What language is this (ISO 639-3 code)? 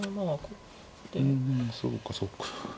jpn